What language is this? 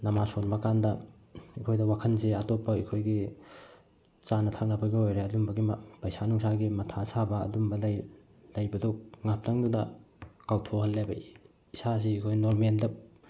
Manipuri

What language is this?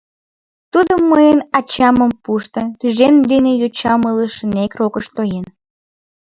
Mari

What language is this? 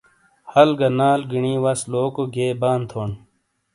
Shina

